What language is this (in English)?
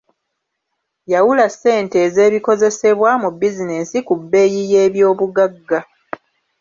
Ganda